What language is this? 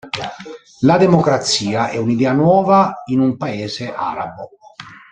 Italian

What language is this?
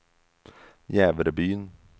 Swedish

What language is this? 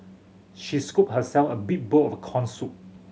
English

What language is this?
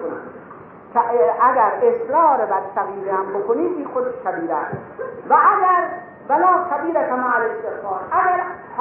Persian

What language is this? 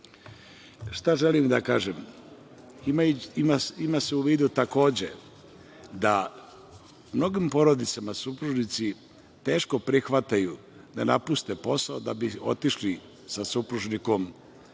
Serbian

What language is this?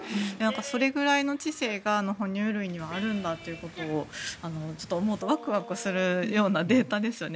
Japanese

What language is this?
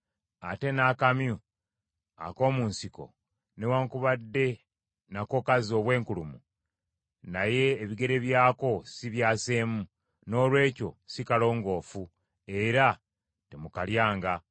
Ganda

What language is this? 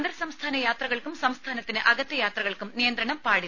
Malayalam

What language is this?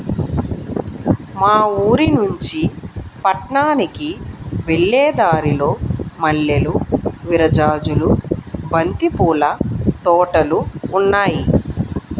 Telugu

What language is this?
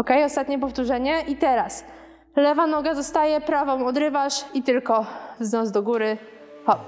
Polish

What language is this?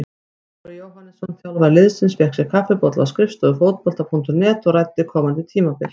Icelandic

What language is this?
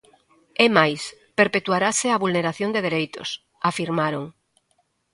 Galician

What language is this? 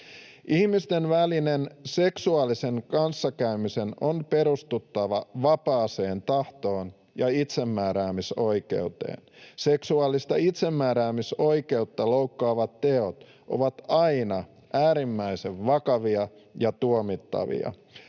Finnish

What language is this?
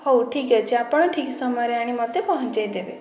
Odia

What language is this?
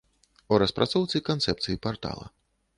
Belarusian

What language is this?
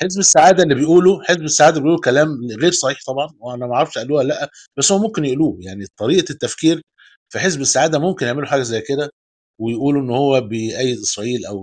Arabic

